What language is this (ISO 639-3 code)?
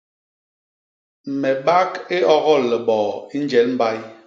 bas